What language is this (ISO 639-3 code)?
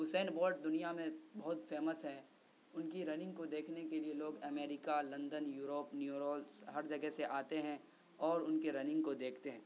urd